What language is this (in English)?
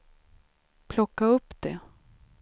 Swedish